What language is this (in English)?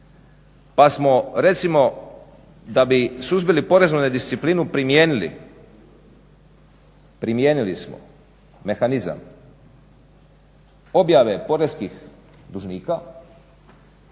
Croatian